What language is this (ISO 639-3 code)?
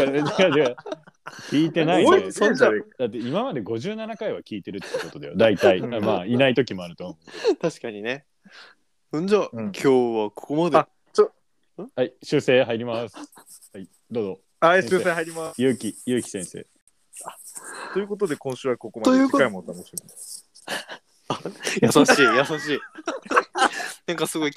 jpn